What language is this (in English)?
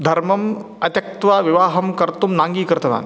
Sanskrit